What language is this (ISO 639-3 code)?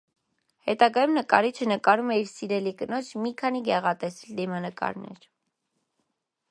hye